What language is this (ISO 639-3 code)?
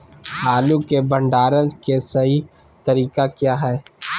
mag